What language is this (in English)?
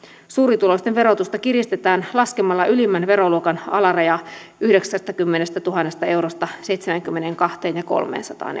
Finnish